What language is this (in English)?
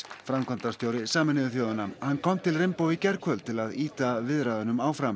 Icelandic